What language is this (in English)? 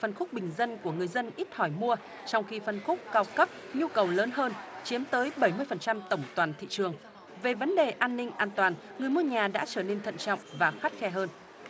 Vietnamese